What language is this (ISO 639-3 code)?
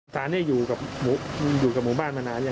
tha